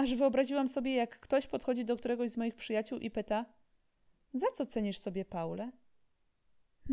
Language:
Polish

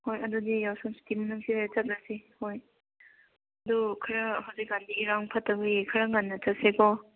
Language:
Manipuri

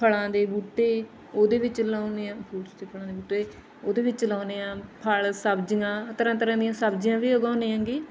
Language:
Punjabi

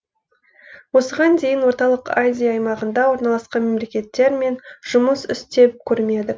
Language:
Kazakh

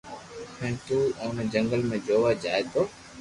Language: Loarki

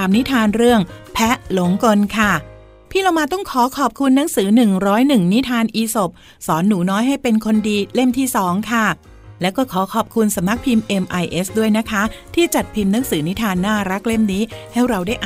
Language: Thai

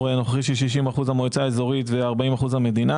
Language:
Hebrew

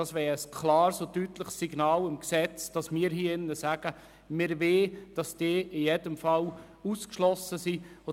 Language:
Swiss German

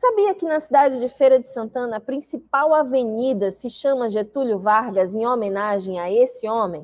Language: Portuguese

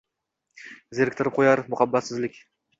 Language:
Uzbek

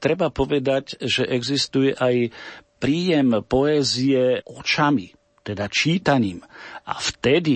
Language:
Slovak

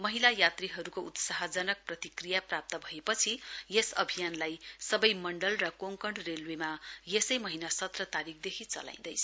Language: Nepali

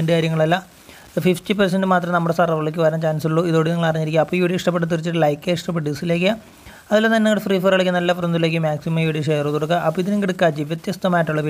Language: Indonesian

